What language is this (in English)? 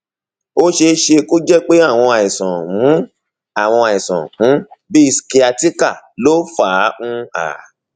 Yoruba